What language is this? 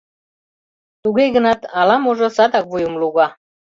Mari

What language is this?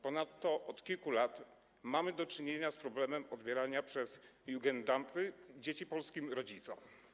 Polish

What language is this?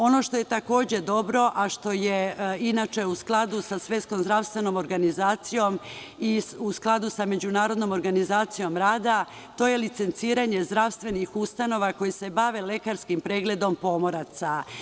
Serbian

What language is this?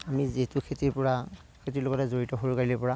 Assamese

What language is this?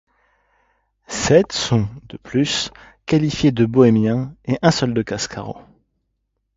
French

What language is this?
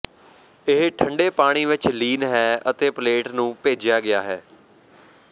Punjabi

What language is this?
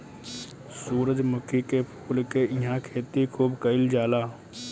Bhojpuri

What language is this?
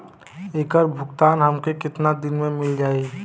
Bhojpuri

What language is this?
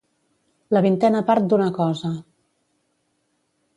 Catalan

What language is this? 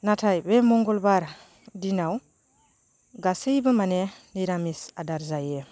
Bodo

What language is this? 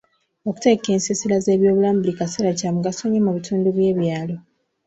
Ganda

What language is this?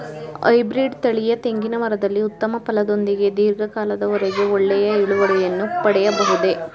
Kannada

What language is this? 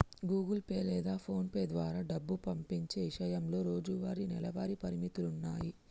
Telugu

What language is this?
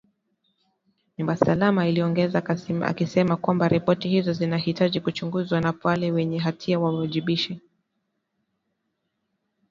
Swahili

